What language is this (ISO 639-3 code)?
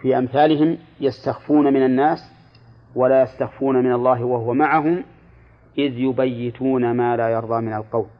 ara